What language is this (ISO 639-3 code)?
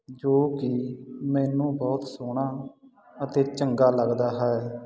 pan